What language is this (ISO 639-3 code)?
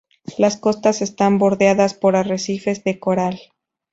spa